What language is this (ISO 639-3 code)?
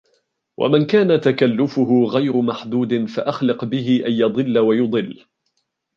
ara